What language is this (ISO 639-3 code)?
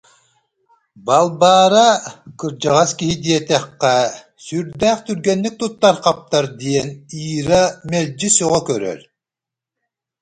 sah